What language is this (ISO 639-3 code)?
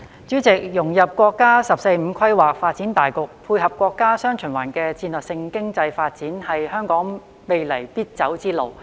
yue